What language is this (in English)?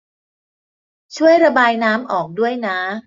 Thai